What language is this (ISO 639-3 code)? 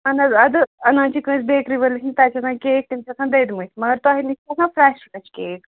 kas